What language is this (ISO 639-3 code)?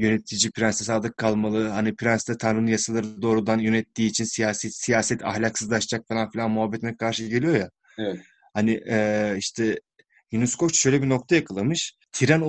tur